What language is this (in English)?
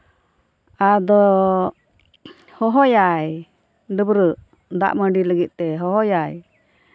Santali